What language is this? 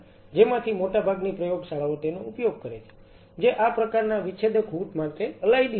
Gujarati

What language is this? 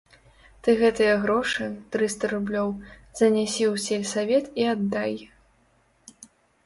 Belarusian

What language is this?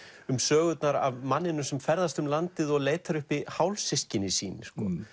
Icelandic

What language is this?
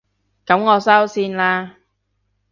Cantonese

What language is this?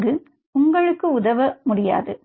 Tamil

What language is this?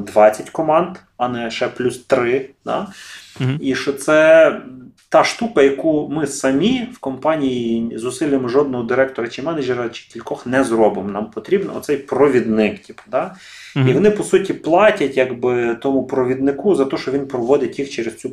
Ukrainian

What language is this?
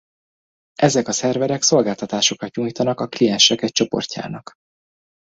Hungarian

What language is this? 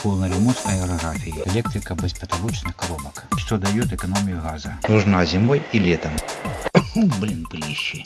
Russian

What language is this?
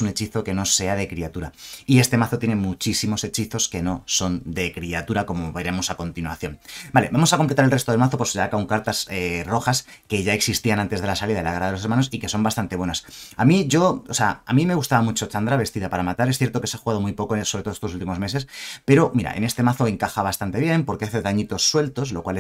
Spanish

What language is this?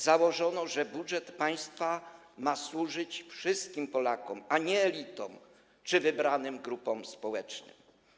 Polish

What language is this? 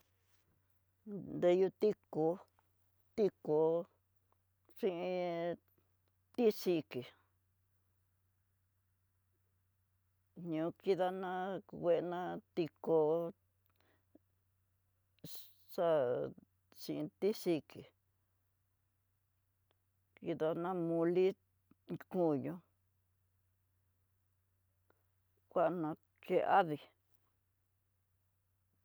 Tidaá Mixtec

